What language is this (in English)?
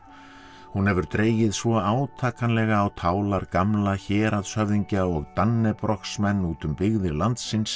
Icelandic